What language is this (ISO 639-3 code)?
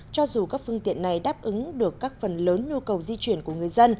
vie